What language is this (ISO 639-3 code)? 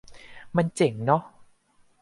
tha